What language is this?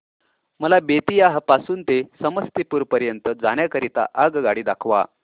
Marathi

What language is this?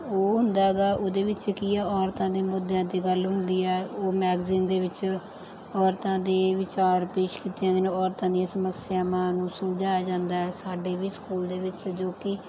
Punjabi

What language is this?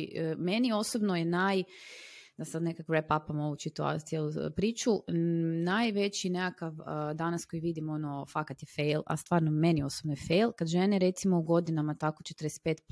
Croatian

